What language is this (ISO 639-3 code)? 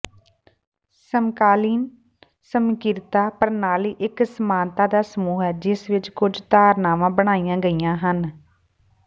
pan